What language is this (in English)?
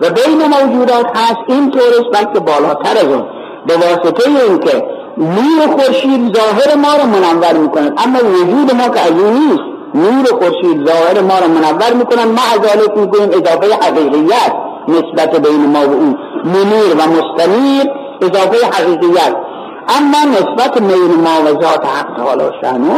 Persian